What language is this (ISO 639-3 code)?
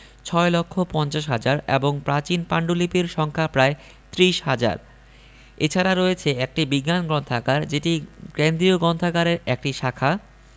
ben